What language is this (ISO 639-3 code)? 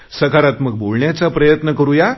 mar